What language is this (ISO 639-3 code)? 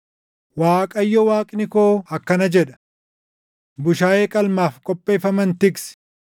orm